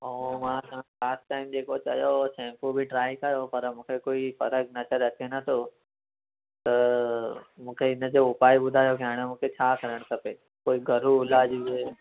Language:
Sindhi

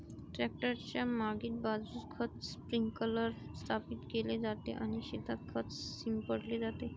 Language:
Marathi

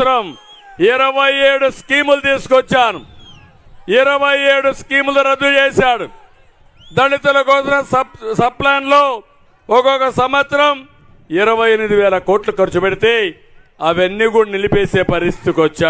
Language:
Telugu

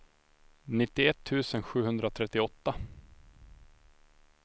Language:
Swedish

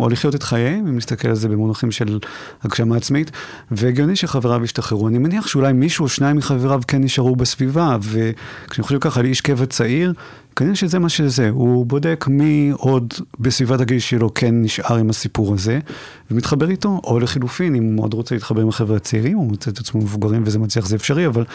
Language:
Hebrew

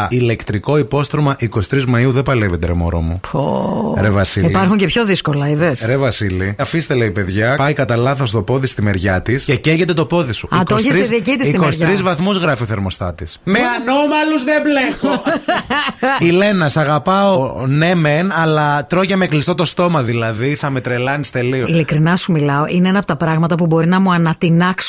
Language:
Greek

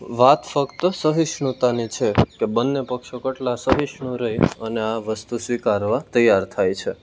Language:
Gujarati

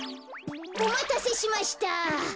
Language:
Japanese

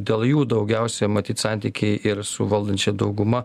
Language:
Lithuanian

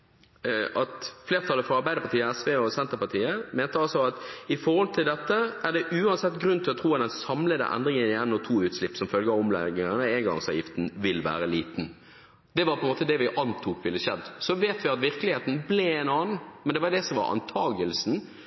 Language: Norwegian Bokmål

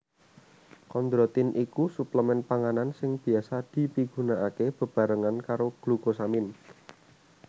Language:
Javanese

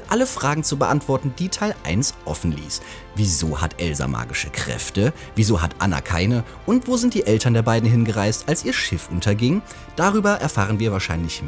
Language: German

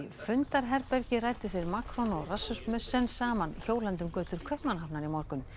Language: Icelandic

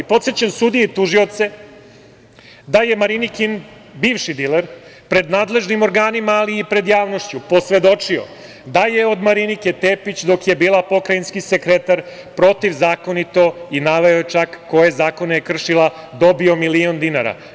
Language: Serbian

